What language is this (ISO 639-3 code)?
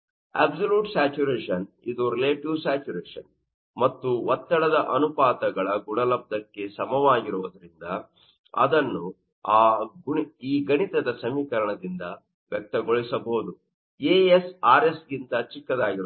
kan